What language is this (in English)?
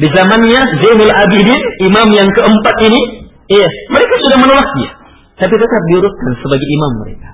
Malay